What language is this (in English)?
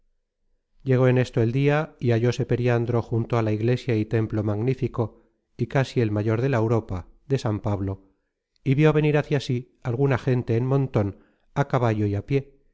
Spanish